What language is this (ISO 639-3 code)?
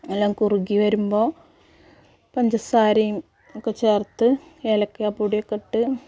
mal